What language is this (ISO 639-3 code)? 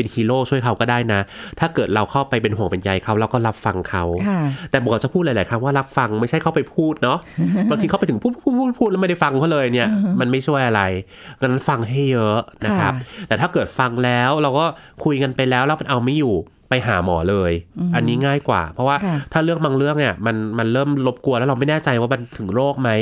tha